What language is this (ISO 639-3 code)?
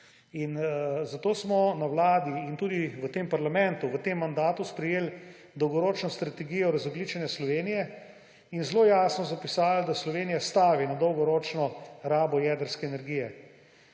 slv